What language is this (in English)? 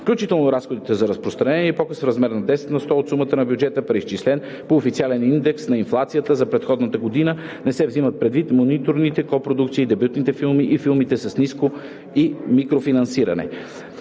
Bulgarian